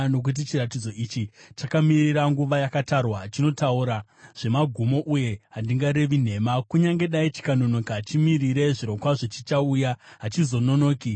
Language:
Shona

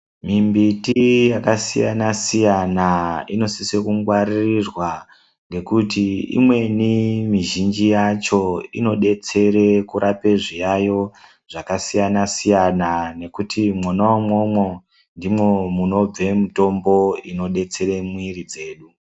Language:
Ndau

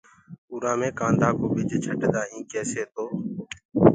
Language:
Gurgula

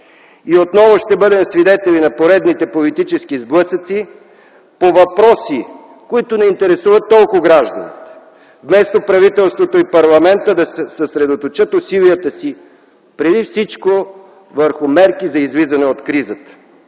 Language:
Bulgarian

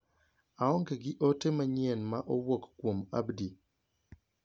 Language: Luo (Kenya and Tanzania)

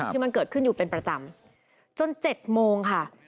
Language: Thai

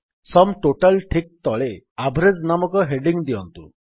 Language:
Odia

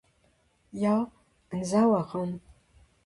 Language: Breton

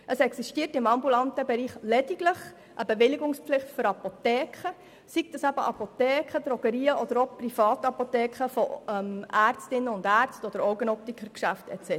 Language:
Swiss German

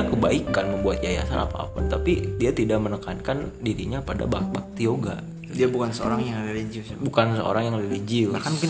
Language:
Indonesian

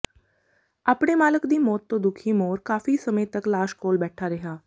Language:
Punjabi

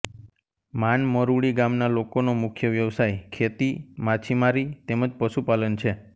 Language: Gujarati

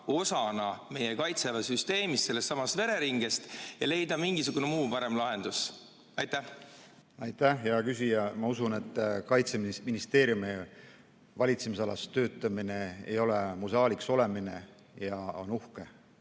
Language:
Estonian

